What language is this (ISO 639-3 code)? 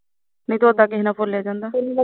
pan